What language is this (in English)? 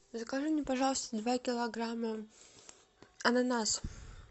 Russian